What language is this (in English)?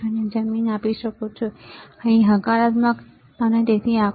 Gujarati